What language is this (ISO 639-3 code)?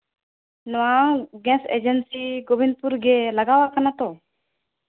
sat